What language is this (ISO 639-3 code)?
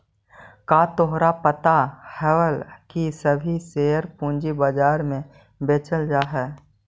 mag